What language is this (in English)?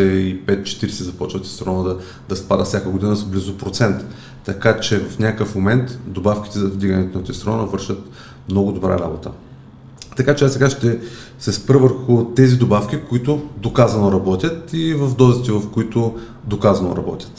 Bulgarian